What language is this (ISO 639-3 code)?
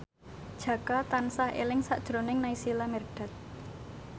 jav